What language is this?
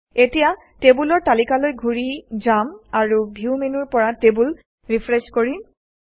Assamese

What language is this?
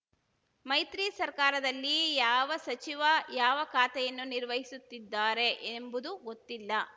Kannada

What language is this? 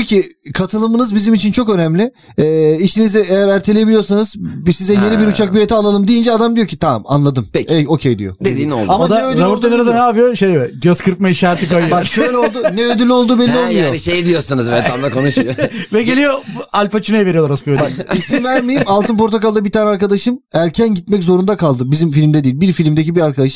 Turkish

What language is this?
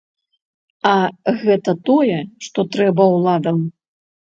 Belarusian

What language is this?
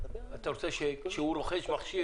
Hebrew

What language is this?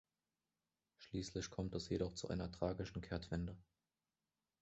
German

